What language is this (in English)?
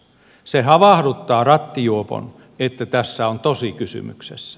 Finnish